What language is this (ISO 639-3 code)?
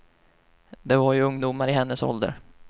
swe